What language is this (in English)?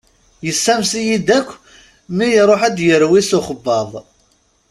Kabyle